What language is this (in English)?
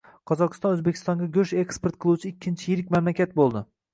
Uzbek